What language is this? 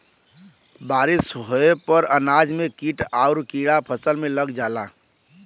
Bhojpuri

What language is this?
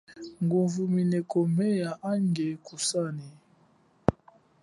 Chokwe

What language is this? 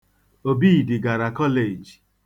Igbo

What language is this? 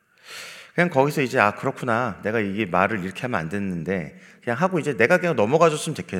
Korean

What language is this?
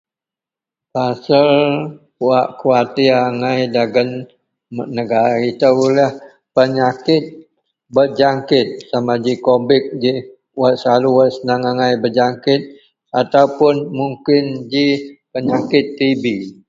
Central Melanau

